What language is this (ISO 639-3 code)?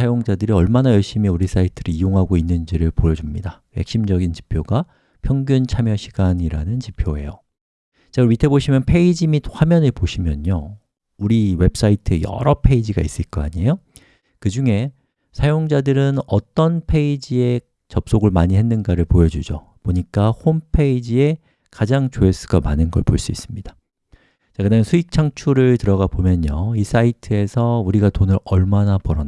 kor